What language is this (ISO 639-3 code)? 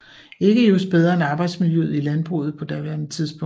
dan